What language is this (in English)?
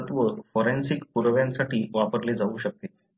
Marathi